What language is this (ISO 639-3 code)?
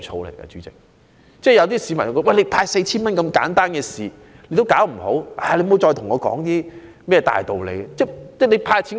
yue